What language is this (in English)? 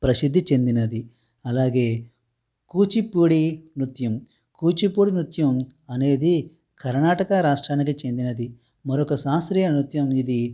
Telugu